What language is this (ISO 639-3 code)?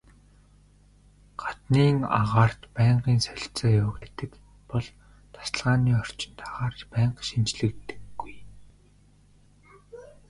mon